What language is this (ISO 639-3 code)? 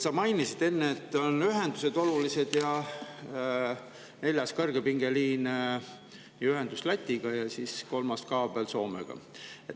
est